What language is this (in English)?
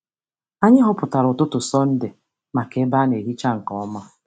Igbo